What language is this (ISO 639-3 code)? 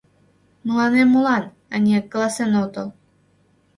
chm